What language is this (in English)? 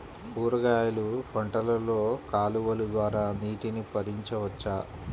Telugu